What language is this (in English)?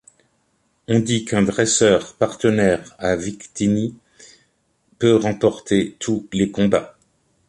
French